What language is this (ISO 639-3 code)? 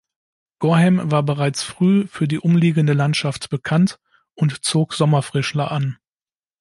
deu